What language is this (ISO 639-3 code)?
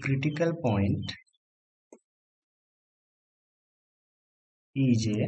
hin